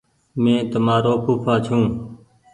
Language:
Goaria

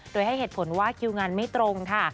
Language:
Thai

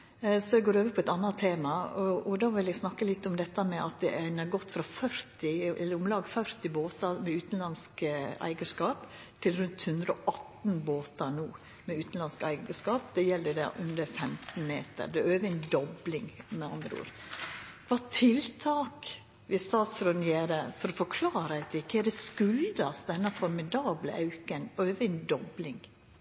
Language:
Norwegian Nynorsk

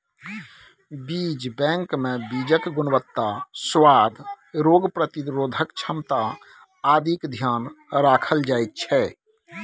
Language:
Maithili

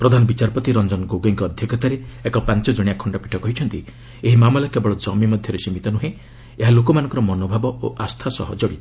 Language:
Odia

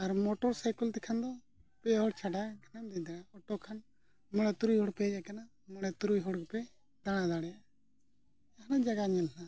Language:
Santali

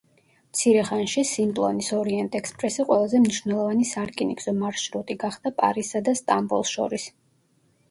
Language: Georgian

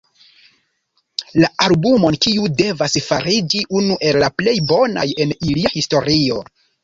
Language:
Esperanto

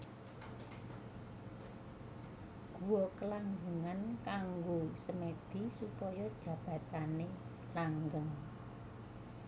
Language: Javanese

